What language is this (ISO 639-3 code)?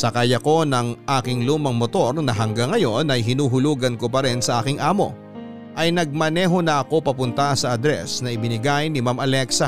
fil